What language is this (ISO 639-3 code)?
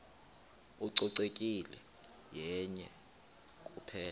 xho